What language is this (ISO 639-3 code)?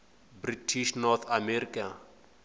tso